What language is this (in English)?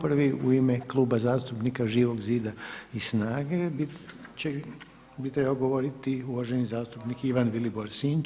Croatian